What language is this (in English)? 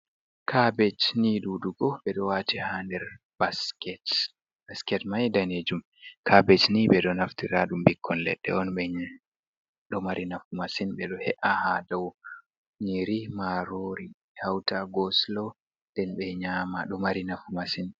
Fula